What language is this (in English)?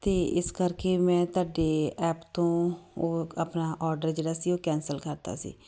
Punjabi